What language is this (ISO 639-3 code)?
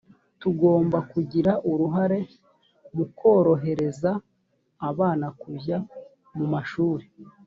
kin